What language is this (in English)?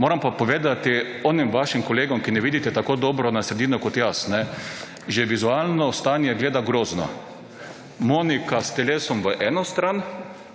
Slovenian